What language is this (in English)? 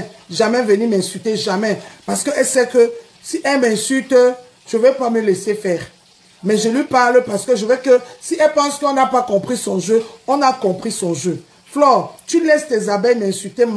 French